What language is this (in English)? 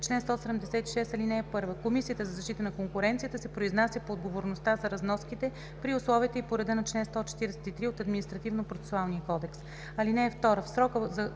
Bulgarian